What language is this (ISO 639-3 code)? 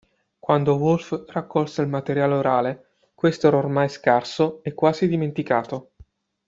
ita